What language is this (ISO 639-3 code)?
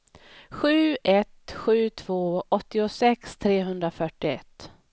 swe